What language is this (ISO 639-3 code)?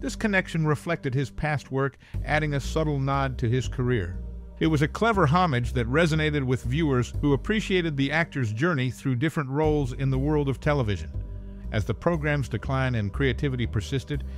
eng